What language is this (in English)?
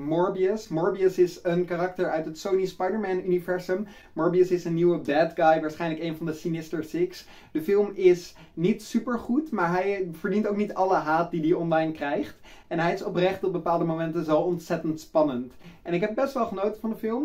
Dutch